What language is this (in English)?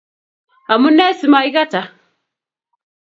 Kalenjin